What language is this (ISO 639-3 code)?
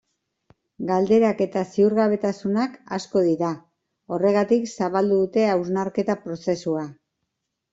eus